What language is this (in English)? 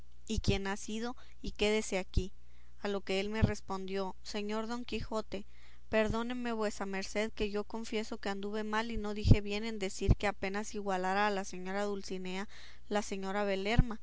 Spanish